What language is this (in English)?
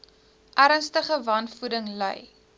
Afrikaans